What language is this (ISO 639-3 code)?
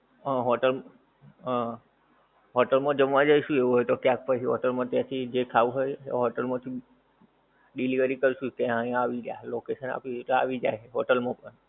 guj